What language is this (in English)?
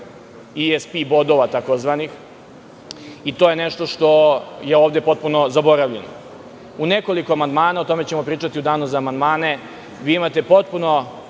Serbian